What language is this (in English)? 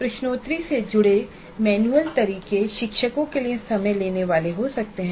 Hindi